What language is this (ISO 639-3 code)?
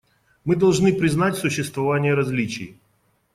rus